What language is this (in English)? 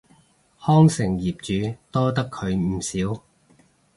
Cantonese